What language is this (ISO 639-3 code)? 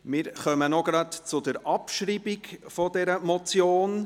gsw